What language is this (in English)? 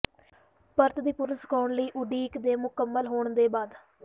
Punjabi